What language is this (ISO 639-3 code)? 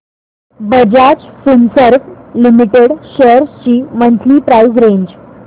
mar